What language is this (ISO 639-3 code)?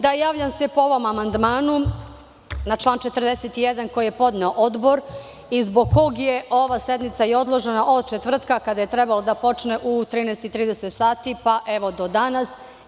srp